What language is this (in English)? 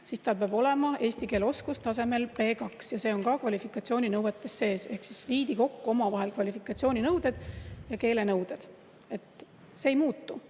Estonian